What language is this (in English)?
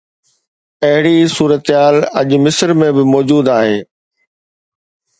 Sindhi